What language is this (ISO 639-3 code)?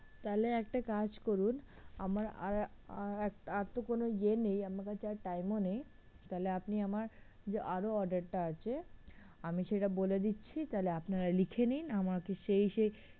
ben